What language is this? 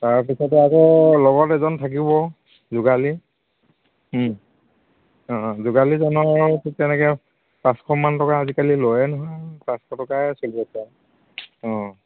Assamese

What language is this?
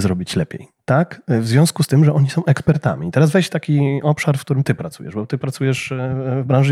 Polish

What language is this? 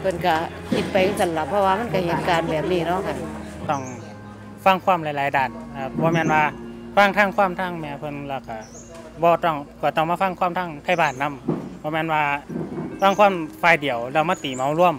Thai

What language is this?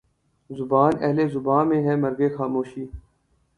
Urdu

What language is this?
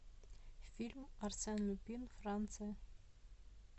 Russian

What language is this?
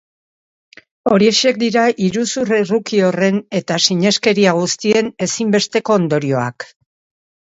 Basque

